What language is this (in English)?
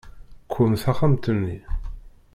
Kabyle